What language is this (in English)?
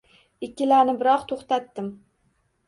Uzbek